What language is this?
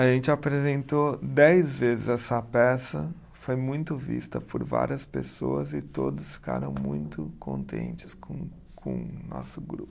Portuguese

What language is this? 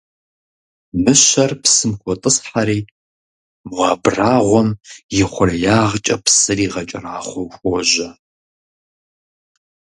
Kabardian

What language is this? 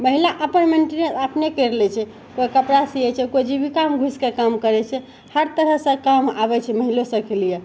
Maithili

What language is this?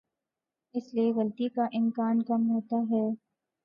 Urdu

